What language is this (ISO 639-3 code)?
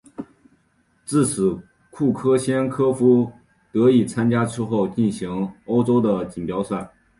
zho